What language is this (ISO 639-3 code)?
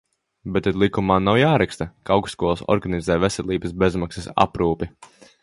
lav